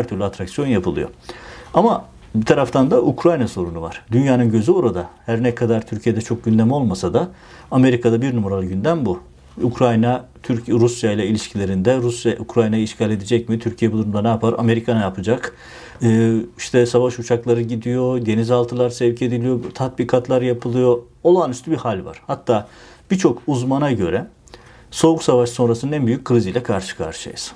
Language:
Turkish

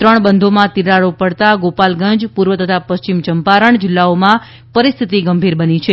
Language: Gujarati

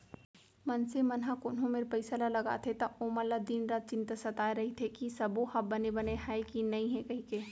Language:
Chhattisgarhi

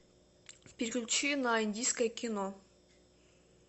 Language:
Russian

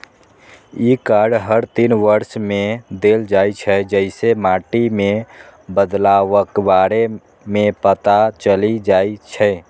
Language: Maithili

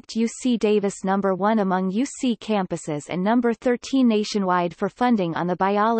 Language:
English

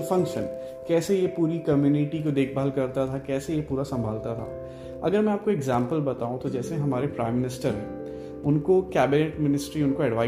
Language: Hindi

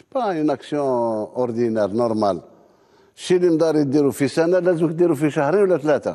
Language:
Arabic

